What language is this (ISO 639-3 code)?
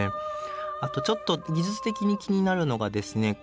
jpn